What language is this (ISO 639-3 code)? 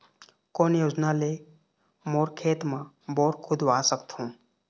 hne